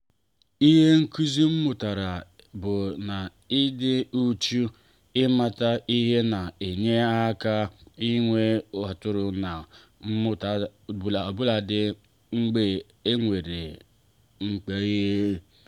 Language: Igbo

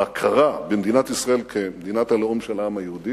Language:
Hebrew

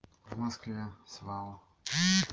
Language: Russian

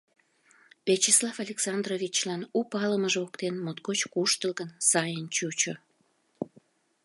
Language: Mari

